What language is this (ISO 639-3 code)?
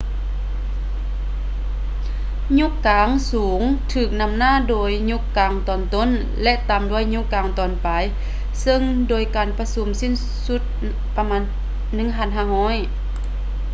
lao